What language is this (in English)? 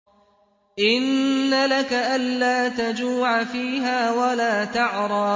Arabic